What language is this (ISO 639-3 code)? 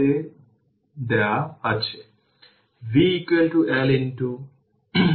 ben